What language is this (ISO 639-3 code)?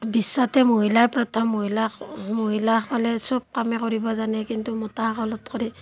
asm